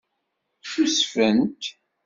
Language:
Kabyle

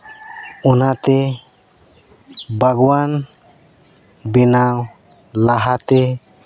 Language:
Santali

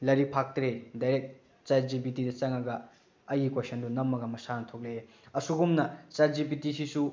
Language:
Manipuri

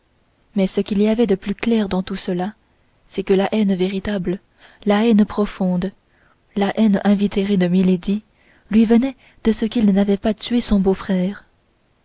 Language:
French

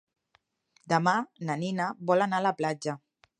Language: Catalan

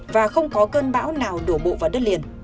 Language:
Vietnamese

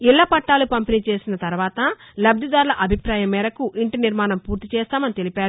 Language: Telugu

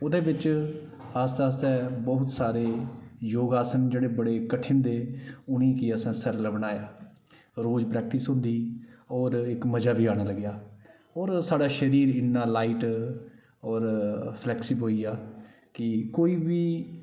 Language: Dogri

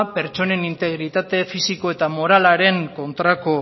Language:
Basque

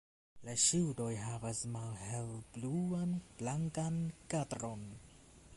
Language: Esperanto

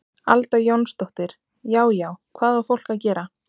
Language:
Icelandic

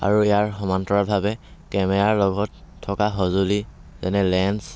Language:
Assamese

